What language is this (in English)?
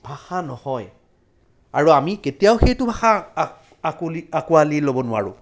Assamese